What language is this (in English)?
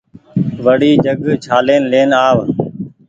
Goaria